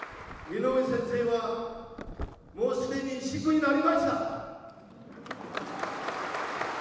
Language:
Japanese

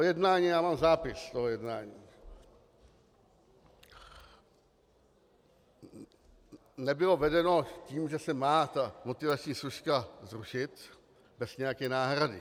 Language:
Czech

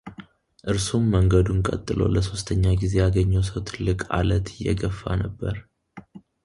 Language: Amharic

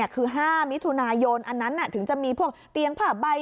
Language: Thai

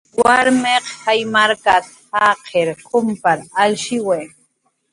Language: Jaqaru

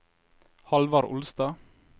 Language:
Norwegian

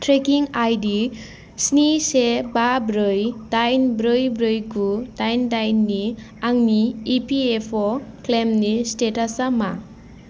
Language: Bodo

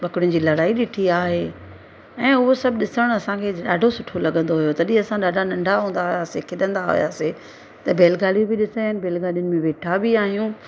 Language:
Sindhi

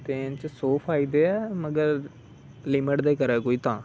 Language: Dogri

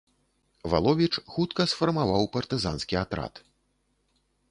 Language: Belarusian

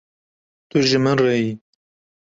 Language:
Kurdish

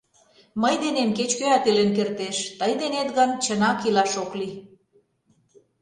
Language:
Mari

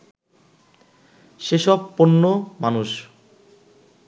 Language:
Bangla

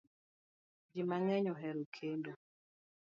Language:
Luo (Kenya and Tanzania)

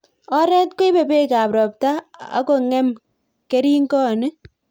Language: Kalenjin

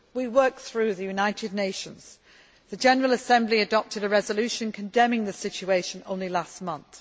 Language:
English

